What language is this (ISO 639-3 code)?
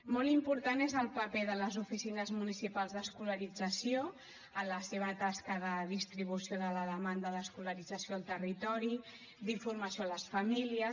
cat